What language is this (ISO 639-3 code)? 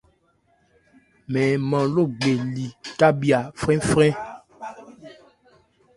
ebr